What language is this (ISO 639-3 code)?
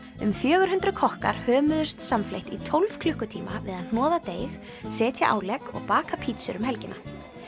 isl